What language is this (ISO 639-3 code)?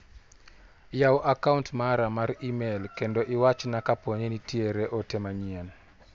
luo